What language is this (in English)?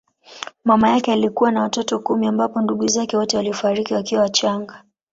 Swahili